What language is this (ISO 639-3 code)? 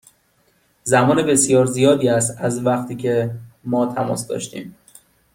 fas